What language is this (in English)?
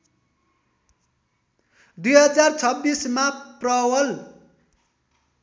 Nepali